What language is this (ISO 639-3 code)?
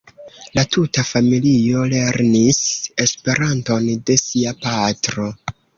epo